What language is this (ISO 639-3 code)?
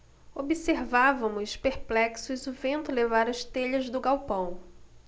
por